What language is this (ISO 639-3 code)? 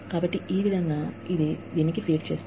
tel